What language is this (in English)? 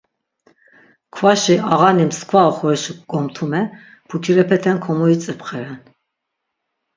Laz